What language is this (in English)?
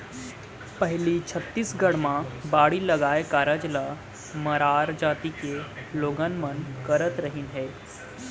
Chhattisgarhi